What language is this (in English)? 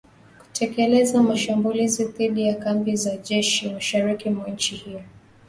Swahili